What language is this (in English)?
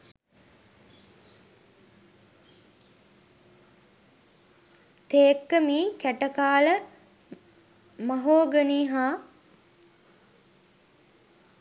Sinhala